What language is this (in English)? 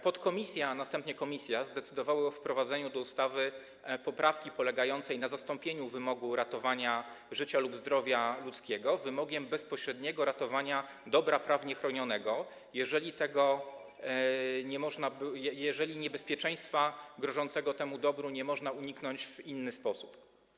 Polish